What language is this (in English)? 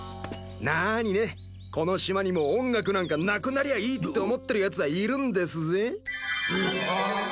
Japanese